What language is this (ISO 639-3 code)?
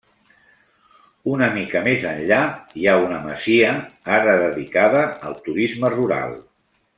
cat